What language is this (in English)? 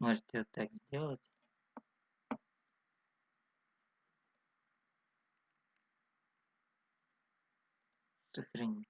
Russian